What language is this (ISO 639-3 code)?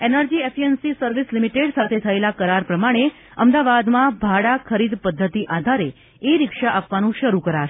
guj